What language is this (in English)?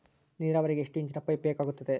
Kannada